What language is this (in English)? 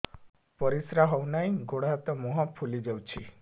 Odia